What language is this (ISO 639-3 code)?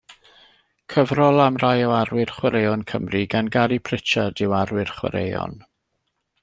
cym